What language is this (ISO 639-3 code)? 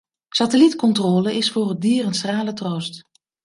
nld